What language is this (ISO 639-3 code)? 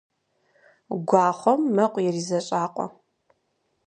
kbd